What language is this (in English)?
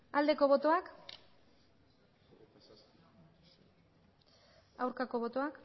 Basque